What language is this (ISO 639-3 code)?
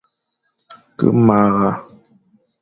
fan